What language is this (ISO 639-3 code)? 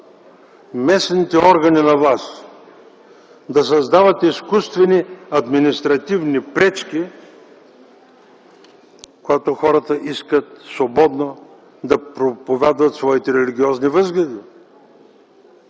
bul